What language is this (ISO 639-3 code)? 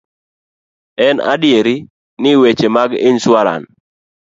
luo